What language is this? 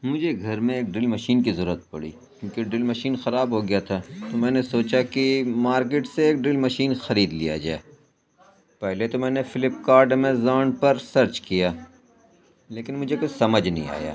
Urdu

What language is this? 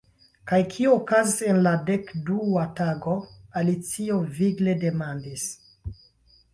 Esperanto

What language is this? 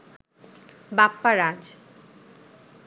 Bangla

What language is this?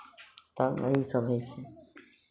Maithili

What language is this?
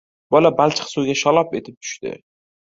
Uzbek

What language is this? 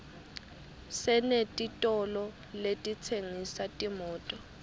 Swati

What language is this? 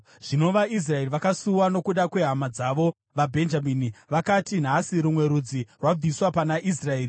Shona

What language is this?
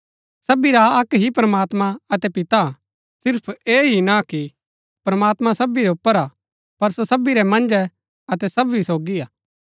Gaddi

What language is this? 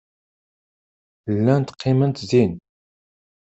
Kabyle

